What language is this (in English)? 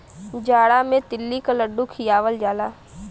Bhojpuri